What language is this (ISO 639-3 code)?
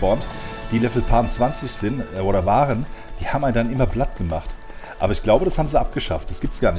deu